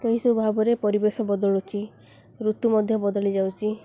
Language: Odia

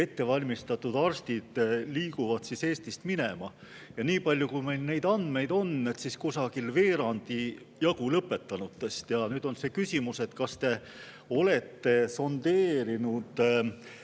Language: Estonian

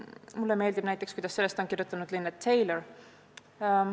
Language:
Estonian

